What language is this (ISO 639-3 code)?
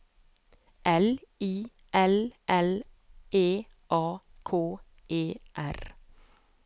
nor